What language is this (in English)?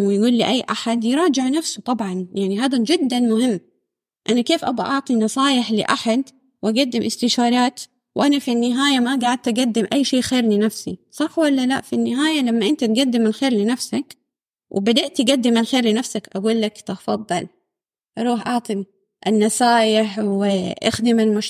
Arabic